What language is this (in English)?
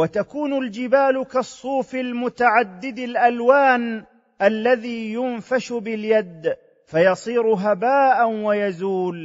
Arabic